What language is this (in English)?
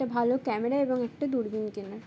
Bangla